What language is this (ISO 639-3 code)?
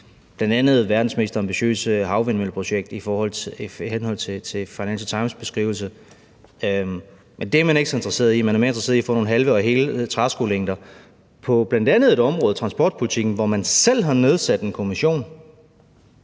dan